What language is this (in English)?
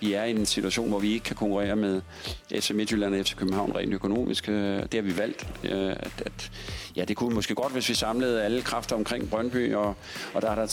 Danish